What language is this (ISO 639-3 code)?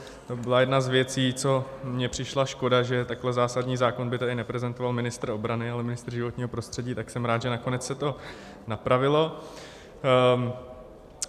ces